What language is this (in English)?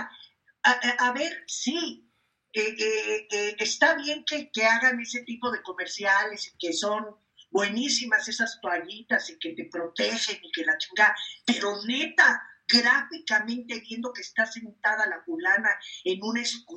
Spanish